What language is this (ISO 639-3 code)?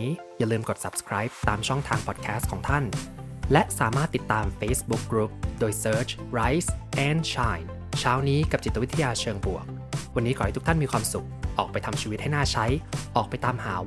tha